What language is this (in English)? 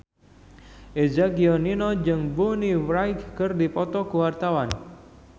Sundanese